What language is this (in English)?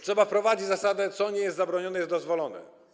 Polish